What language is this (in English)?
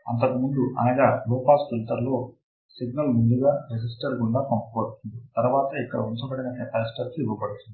Telugu